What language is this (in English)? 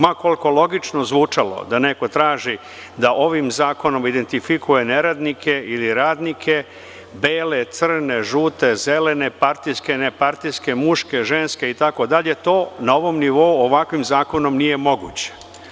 Serbian